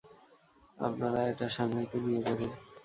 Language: Bangla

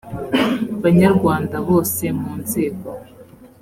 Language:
Kinyarwanda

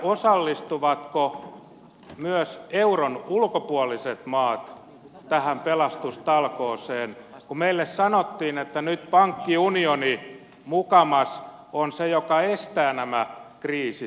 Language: Finnish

